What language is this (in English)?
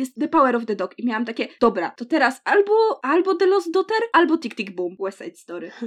Polish